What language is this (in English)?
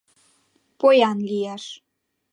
Mari